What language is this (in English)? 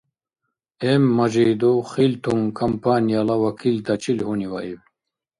Dargwa